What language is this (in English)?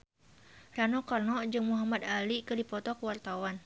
Sundanese